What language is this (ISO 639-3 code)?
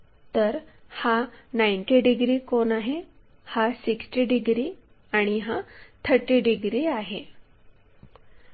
mar